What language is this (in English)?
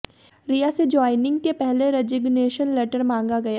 Hindi